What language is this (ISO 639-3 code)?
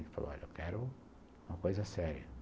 por